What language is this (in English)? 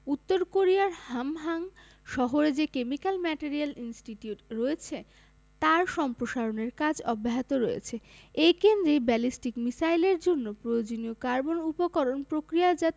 Bangla